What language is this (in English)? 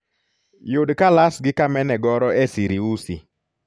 Luo (Kenya and Tanzania)